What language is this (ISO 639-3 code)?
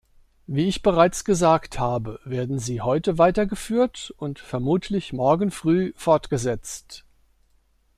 deu